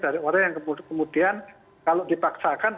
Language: Indonesian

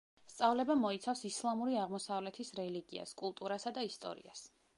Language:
Georgian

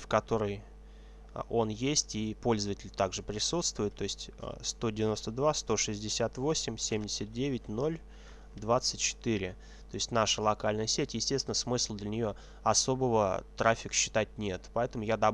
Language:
Russian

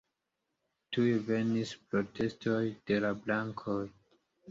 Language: Esperanto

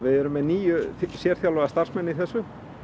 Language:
Icelandic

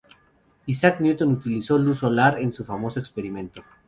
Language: Spanish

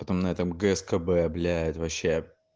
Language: Russian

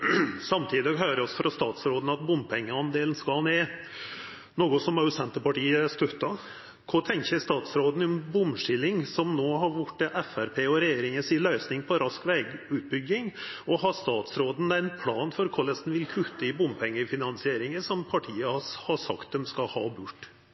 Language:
Norwegian Nynorsk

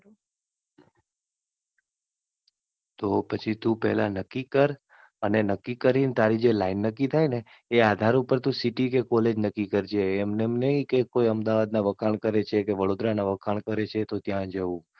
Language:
Gujarati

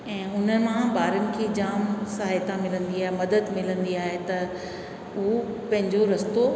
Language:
Sindhi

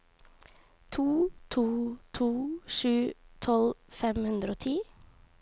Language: Norwegian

